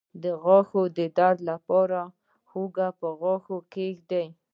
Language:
Pashto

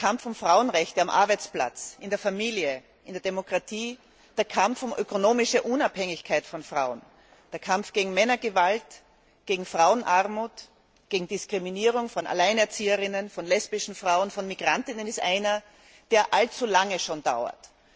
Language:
German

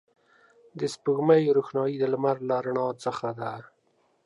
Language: Pashto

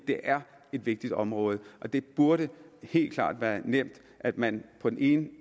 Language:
Danish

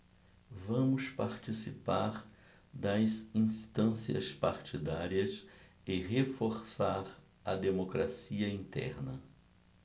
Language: Portuguese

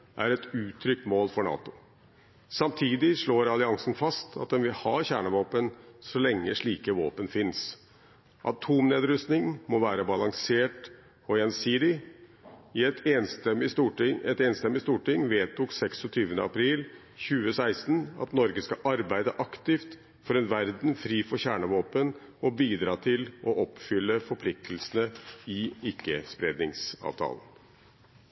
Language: Norwegian Bokmål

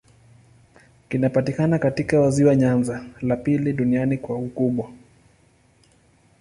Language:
Swahili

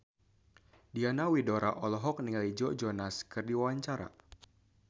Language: Sundanese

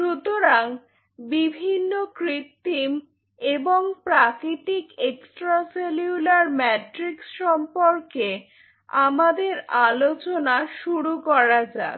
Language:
Bangla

